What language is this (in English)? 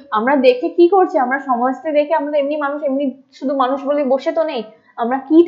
Bangla